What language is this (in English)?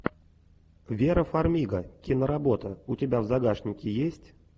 Russian